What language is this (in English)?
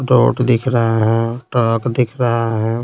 Hindi